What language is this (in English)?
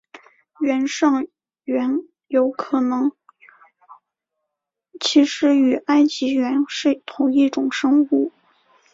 Chinese